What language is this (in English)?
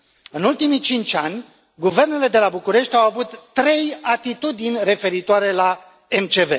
Romanian